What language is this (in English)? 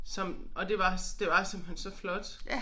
Danish